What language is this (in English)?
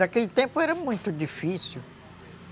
Portuguese